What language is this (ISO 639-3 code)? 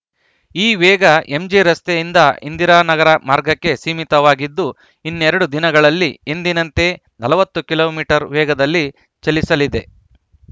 kan